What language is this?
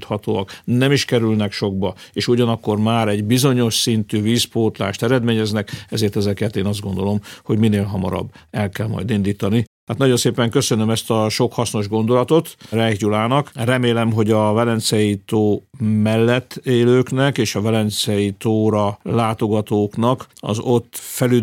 Hungarian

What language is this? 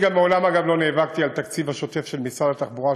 Hebrew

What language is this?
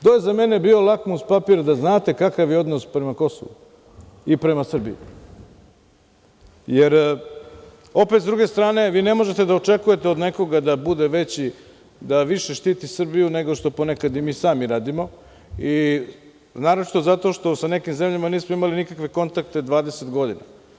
Serbian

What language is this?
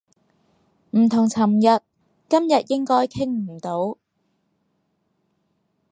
Cantonese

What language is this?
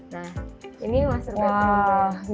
Indonesian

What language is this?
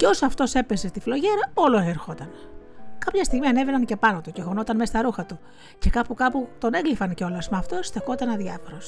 Greek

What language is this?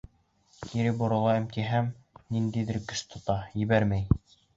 Bashkir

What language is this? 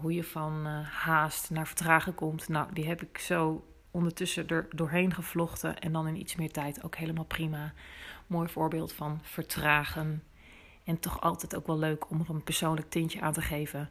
Dutch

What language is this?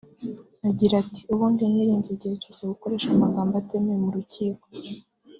Kinyarwanda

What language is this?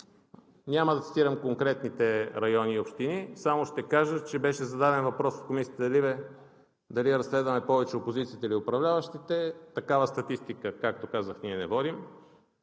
Bulgarian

